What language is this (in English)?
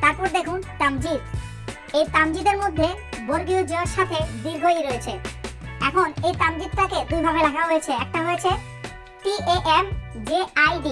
Turkish